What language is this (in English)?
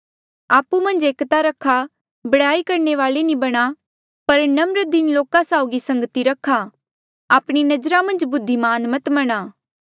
Mandeali